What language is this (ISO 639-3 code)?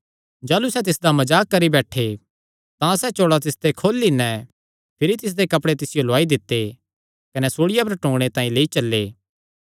xnr